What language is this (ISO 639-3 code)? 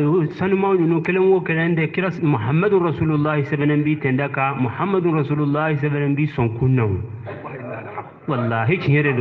eng